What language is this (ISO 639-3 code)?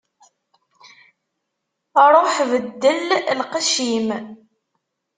kab